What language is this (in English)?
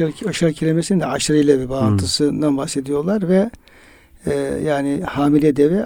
Turkish